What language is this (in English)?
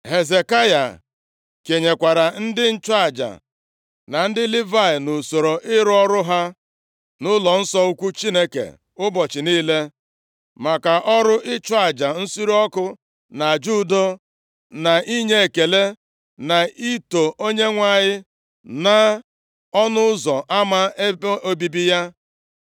Igbo